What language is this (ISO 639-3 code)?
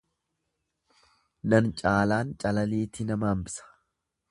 orm